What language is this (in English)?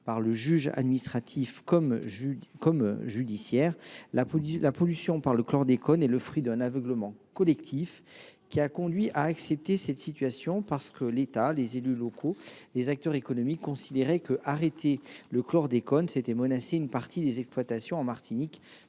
French